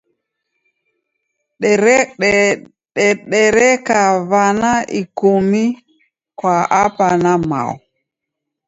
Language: Taita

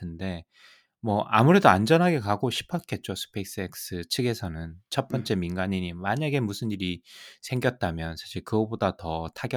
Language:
Korean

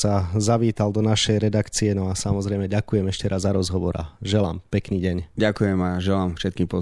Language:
Slovak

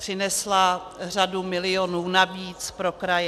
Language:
Czech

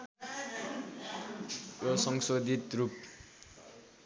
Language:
Nepali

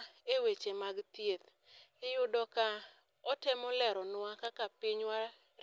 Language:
Luo (Kenya and Tanzania)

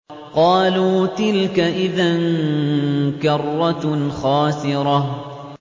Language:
Arabic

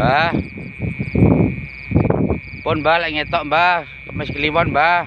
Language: Indonesian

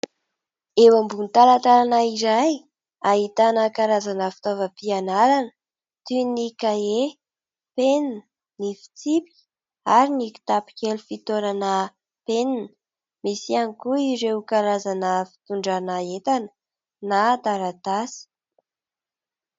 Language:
Malagasy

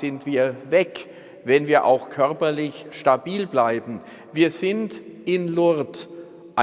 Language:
German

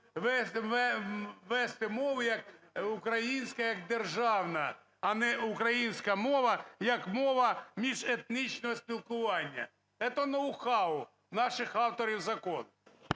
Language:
Ukrainian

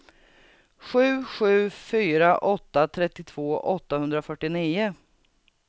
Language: Swedish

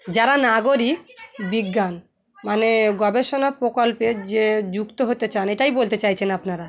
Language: Bangla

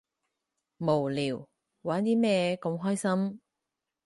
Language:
Cantonese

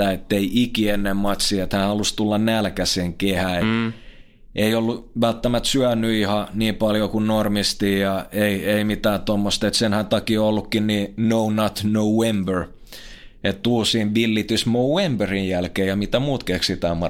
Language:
Finnish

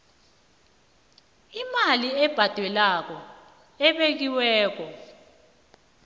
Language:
South Ndebele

